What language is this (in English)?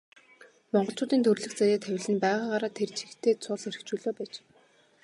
Mongolian